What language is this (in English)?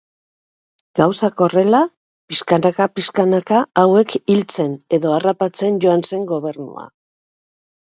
Basque